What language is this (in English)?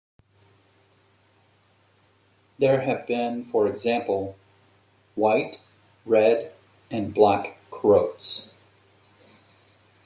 English